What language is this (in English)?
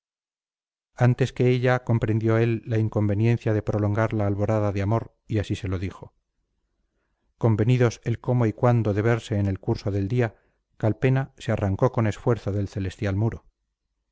Spanish